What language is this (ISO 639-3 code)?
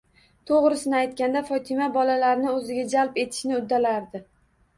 uzb